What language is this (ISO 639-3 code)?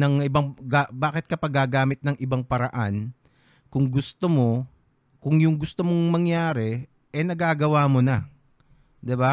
fil